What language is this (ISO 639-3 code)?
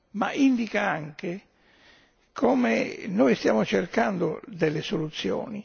ita